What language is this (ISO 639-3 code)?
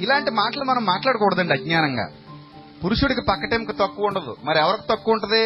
tel